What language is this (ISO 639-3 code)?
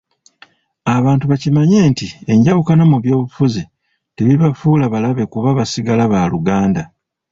lug